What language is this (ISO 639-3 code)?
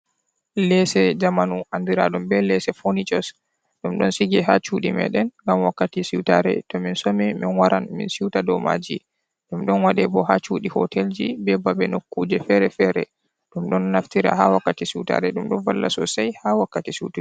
ful